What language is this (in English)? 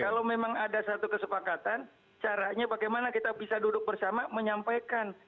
Indonesian